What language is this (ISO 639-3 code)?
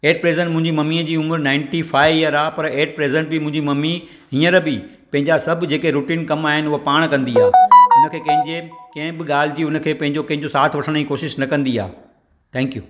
snd